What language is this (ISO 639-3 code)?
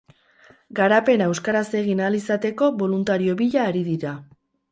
eus